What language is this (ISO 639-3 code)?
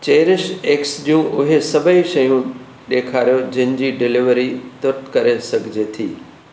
snd